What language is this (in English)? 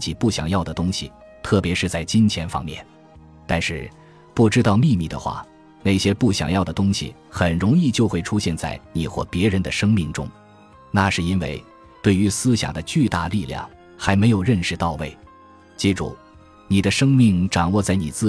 Chinese